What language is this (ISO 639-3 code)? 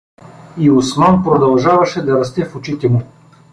bul